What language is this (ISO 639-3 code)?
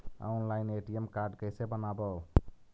mag